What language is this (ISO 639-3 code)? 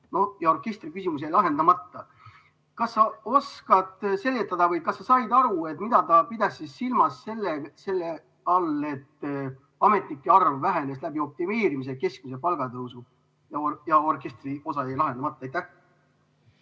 est